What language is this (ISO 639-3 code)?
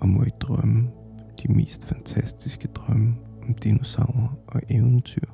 dan